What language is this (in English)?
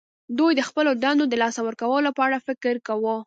Pashto